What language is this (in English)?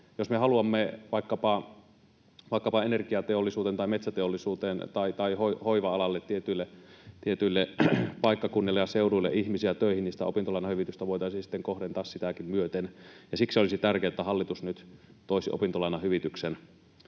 Finnish